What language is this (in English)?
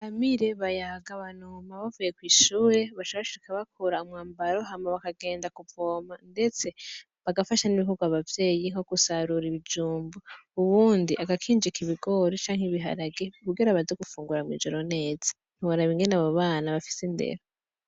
Rundi